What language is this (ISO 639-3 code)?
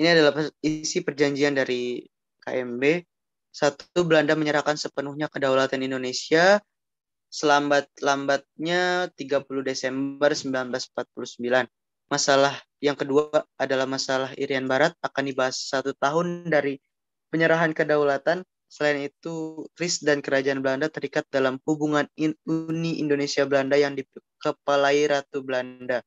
ind